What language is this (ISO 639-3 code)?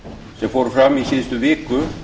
isl